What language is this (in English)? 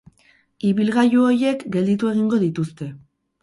Basque